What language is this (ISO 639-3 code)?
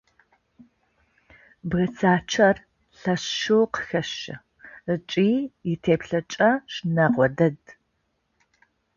ady